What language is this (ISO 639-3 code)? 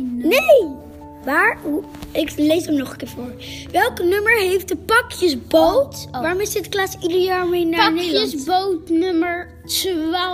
nld